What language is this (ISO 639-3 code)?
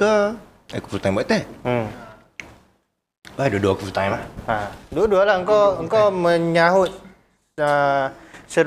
msa